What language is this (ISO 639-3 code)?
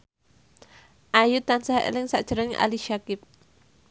jav